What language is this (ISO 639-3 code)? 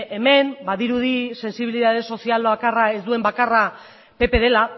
eus